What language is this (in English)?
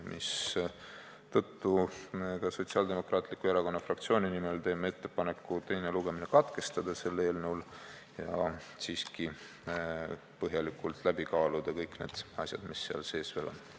Estonian